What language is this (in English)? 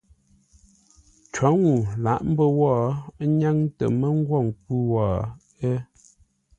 Ngombale